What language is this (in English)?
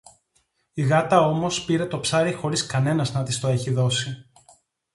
Greek